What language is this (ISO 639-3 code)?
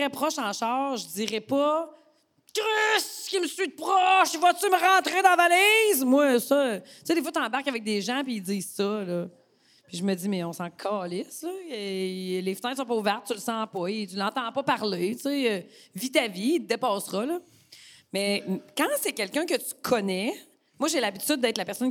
fra